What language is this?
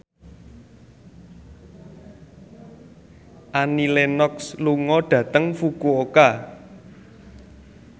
Javanese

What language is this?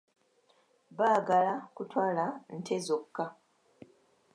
Ganda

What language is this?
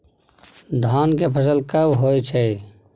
Maithili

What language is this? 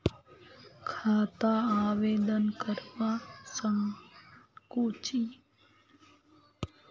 Magahi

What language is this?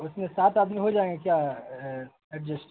Urdu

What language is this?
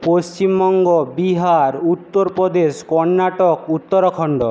Bangla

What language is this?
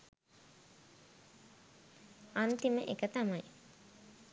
Sinhala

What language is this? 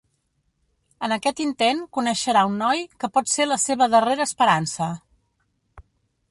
Catalan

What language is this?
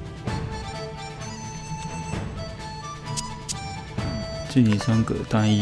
Chinese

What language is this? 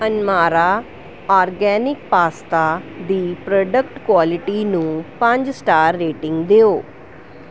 Punjabi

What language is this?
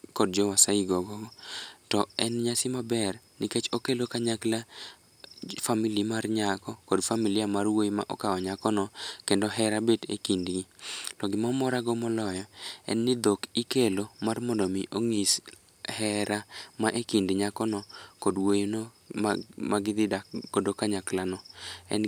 Luo (Kenya and Tanzania)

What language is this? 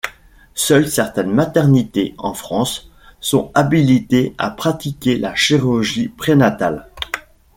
French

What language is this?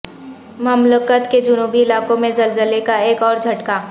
Urdu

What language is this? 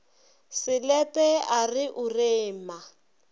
Northern Sotho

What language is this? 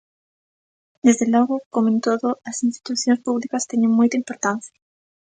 Galician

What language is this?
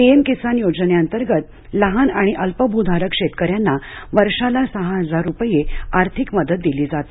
Marathi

